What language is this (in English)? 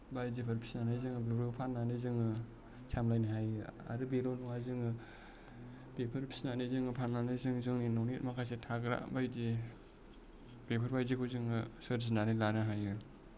Bodo